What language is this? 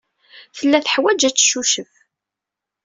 Kabyle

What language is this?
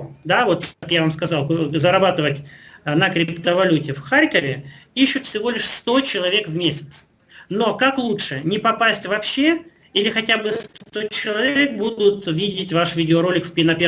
Russian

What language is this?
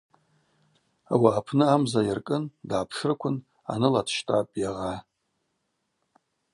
Abaza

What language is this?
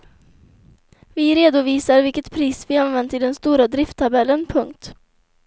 Swedish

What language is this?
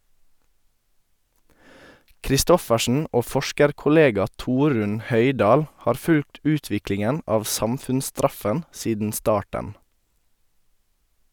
Norwegian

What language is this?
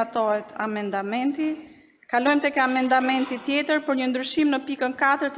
Romanian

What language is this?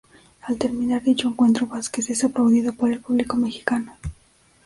Spanish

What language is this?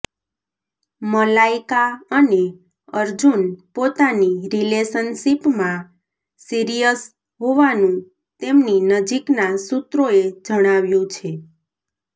Gujarati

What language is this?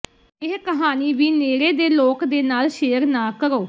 Punjabi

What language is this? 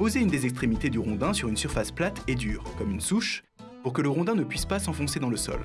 French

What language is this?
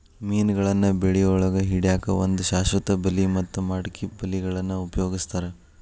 Kannada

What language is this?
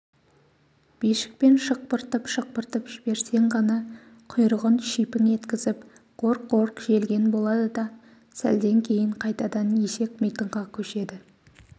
Kazakh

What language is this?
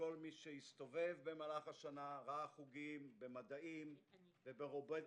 Hebrew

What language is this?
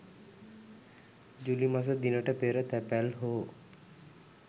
Sinhala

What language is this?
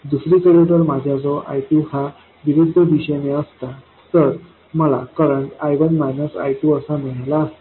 Marathi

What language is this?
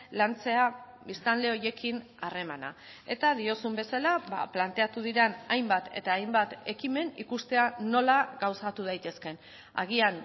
Basque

